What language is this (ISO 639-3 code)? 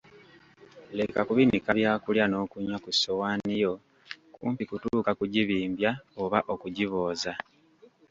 lug